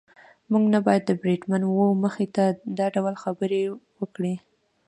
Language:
Pashto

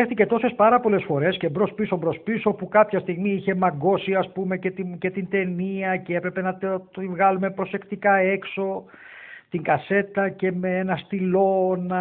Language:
Greek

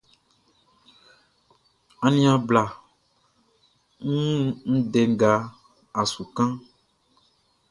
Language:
Baoulé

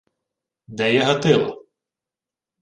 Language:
Ukrainian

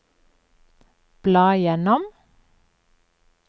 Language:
Norwegian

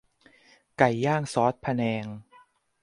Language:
Thai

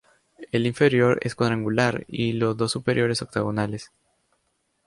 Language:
Spanish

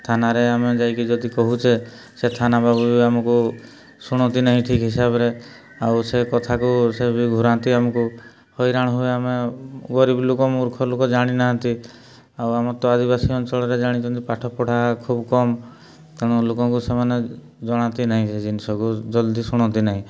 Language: Odia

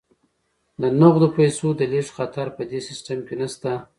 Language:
Pashto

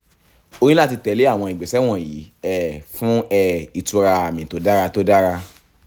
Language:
Yoruba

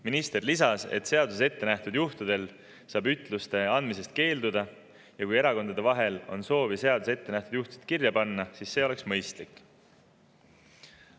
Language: Estonian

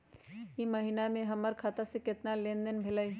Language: Magahi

